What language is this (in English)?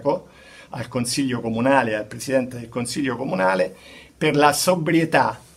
Italian